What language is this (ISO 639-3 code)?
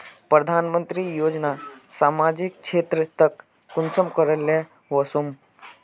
mag